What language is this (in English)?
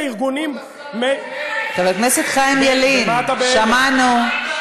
Hebrew